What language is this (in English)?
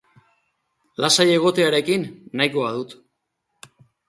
Basque